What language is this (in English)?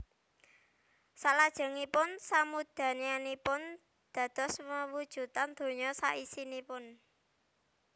Javanese